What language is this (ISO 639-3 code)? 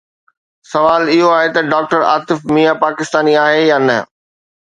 snd